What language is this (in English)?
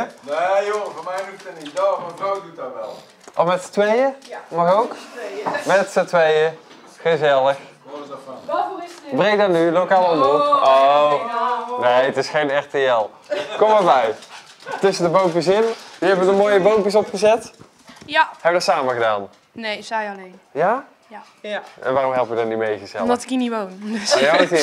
Dutch